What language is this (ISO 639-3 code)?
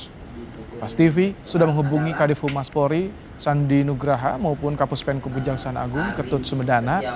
ind